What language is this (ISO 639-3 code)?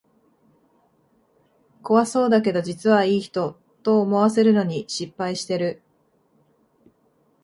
jpn